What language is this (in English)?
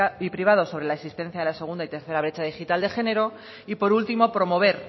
Spanish